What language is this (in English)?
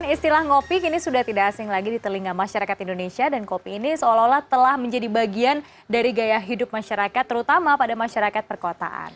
Indonesian